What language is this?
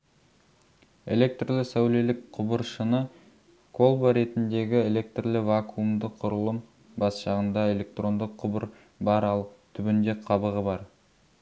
Kazakh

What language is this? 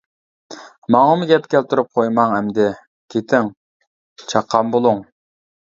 Uyghur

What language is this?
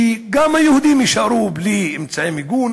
Hebrew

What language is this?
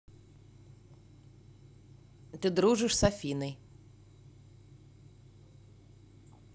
Russian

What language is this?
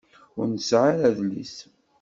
Kabyle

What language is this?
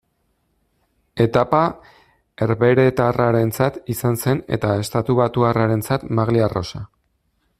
Basque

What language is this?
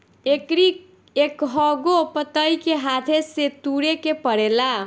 Bhojpuri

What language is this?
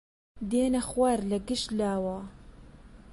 Central Kurdish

